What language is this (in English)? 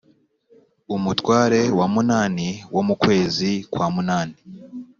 Kinyarwanda